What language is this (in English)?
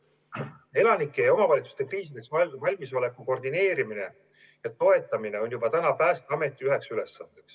Estonian